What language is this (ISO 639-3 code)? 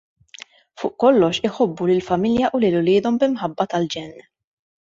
mlt